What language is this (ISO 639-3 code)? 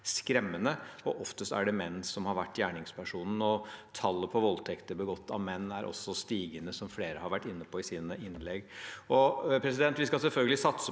nor